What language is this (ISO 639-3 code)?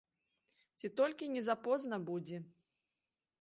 bel